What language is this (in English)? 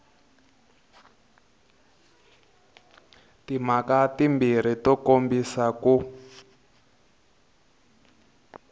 Tsonga